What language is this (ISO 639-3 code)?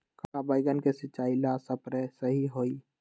mag